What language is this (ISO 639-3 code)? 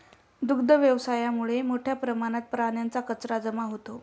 mar